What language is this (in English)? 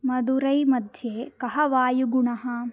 Sanskrit